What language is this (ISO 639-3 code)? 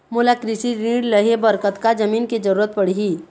hne